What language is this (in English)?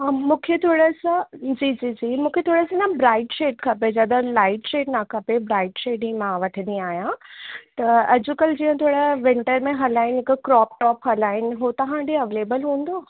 Sindhi